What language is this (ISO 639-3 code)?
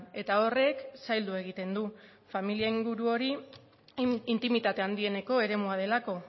eus